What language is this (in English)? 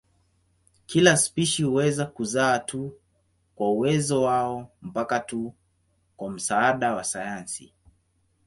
Swahili